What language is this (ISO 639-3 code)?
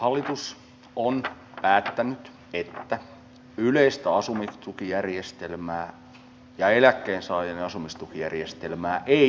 fin